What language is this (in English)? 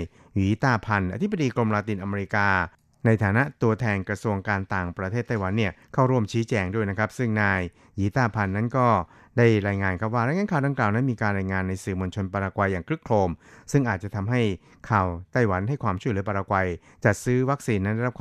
Thai